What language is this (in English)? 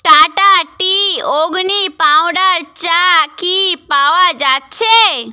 Bangla